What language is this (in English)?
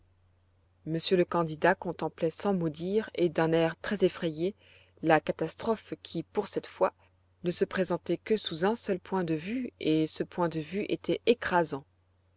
French